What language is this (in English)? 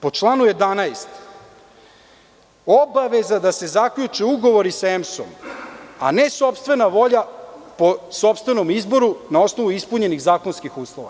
Serbian